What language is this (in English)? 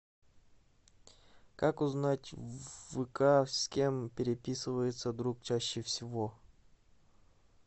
Russian